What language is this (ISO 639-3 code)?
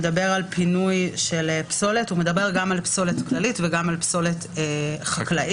heb